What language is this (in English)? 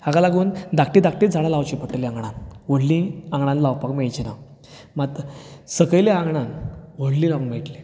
Konkani